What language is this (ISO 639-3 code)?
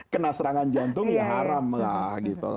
ind